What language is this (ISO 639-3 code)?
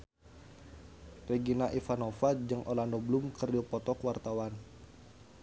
sun